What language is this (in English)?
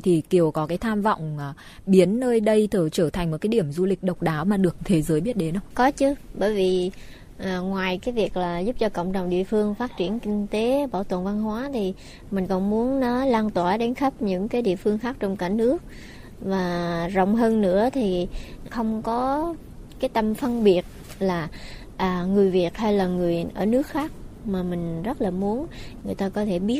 Vietnamese